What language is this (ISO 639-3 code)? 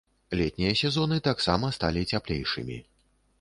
bel